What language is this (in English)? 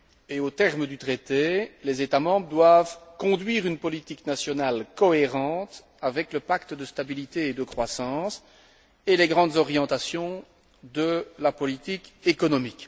French